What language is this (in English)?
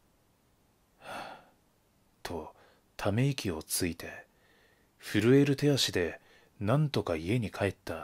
Japanese